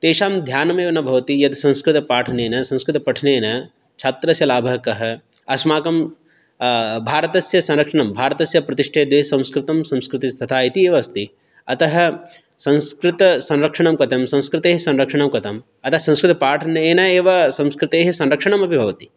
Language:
Sanskrit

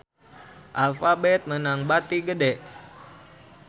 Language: Sundanese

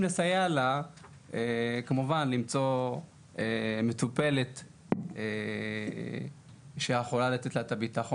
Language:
Hebrew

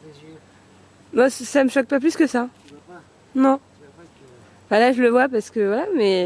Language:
French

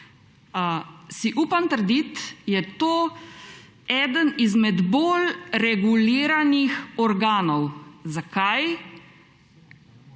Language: Slovenian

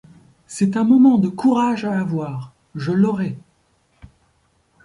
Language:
French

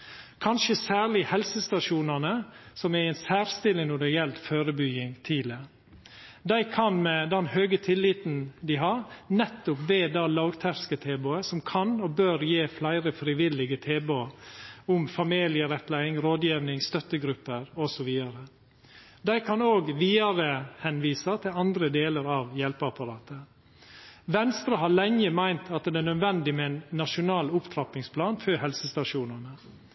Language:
Norwegian Nynorsk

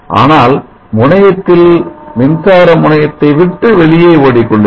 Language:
Tamil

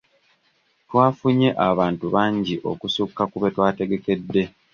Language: Ganda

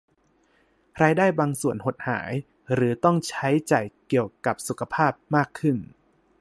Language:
Thai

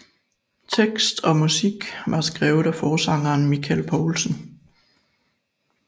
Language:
Danish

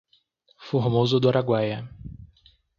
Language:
Portuguese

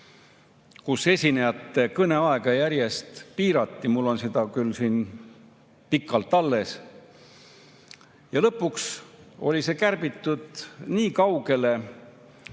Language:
Estonian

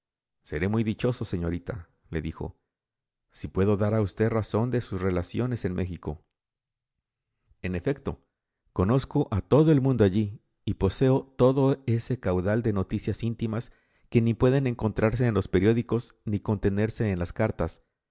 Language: Spanish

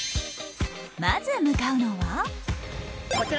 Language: Japanese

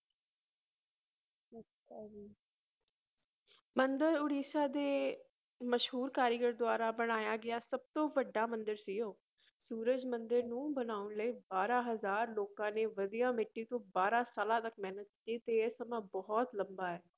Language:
Punjabi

